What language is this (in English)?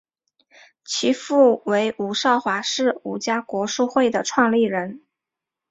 Chinese